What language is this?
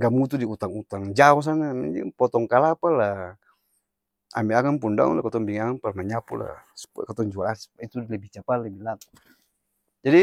Ambonese Malay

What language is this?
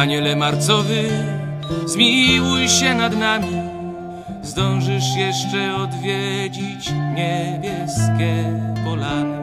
Polish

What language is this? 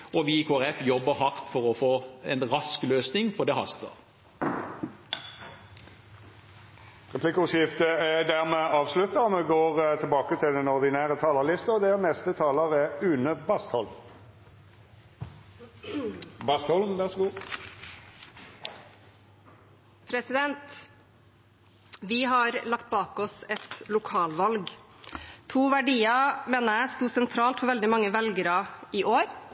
Norwegian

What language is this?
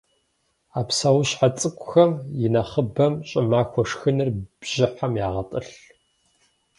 Kabardian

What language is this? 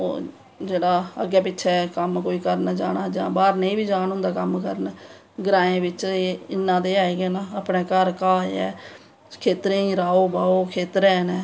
Dogri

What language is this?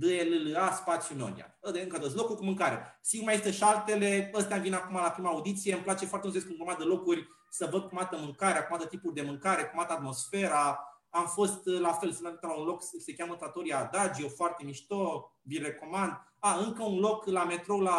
Romanian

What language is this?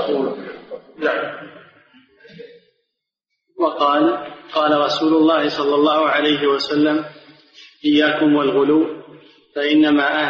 Arabic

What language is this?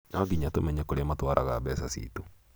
Kikuyu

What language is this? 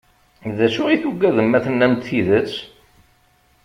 Kabyle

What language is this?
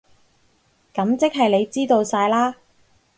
Cantonese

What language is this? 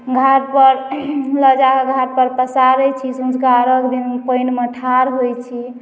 Maithili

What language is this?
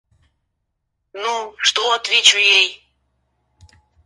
Russian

